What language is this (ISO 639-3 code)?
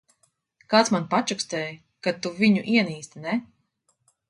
lav